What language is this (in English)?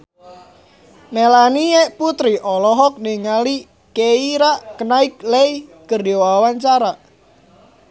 Sundanese